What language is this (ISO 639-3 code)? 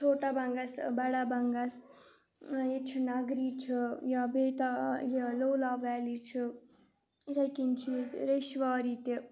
kas